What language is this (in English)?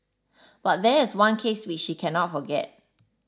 English